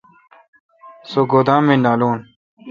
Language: Kalkoti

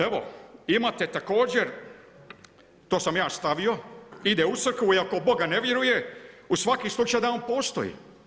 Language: Croatian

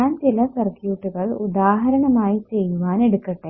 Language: Malayalam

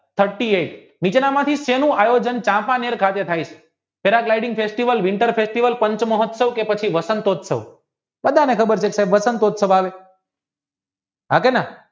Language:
Gujarati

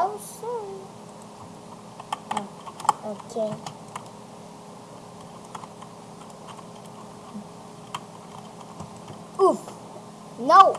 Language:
English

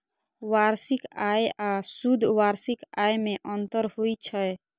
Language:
Maithili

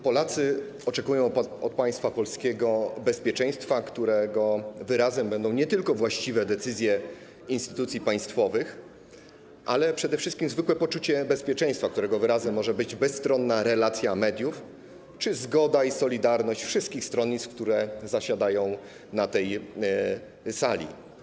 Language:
Polish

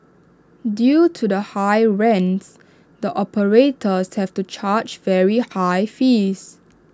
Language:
English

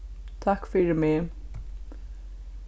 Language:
Faroese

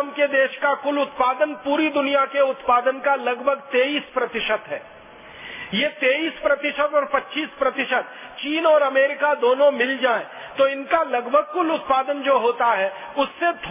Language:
Hindi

